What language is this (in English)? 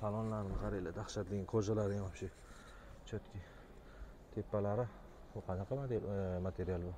Turkish